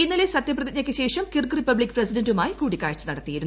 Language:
Malayalam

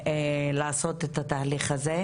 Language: Hebrew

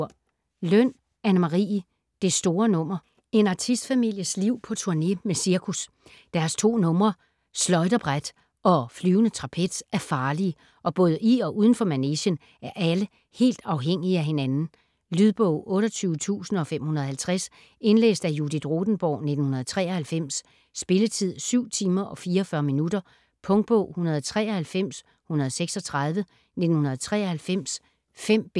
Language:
Danish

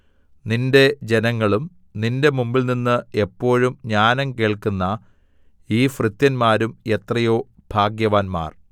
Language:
Malayalam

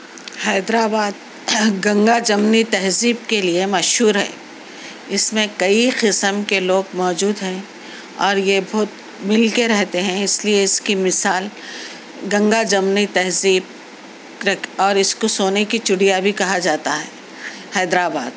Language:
Urdu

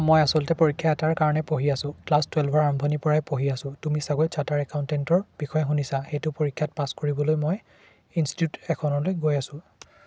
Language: Assamese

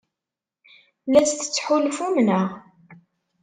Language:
Kabyle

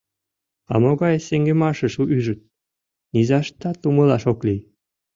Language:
Mari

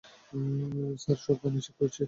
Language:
Bangla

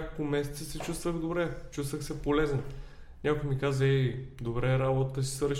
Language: Bulgarian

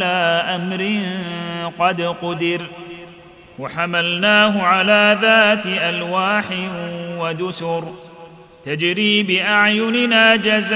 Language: Arabic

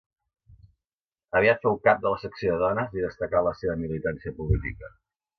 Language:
Catalan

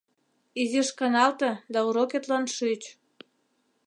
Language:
Mari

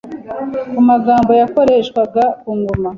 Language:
Kinyarwanda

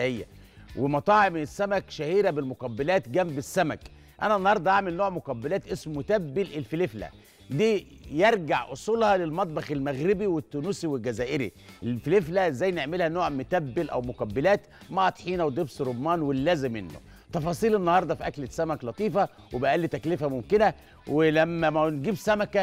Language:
Arabic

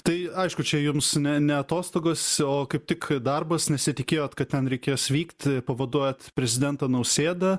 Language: Lithuanian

